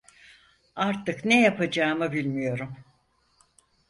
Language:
Turkish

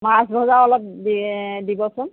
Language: Assamese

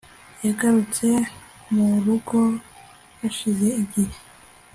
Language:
Kinyarwanda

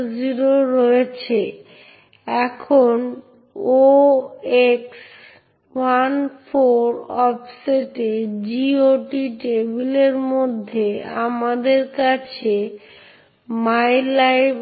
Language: Bangla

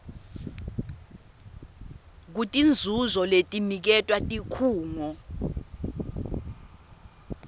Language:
Swati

